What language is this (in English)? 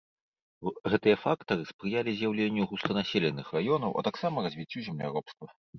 Belarusian